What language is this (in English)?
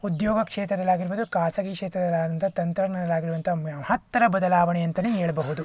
Kannada